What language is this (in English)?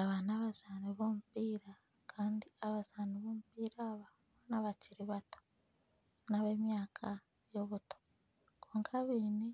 Nyankole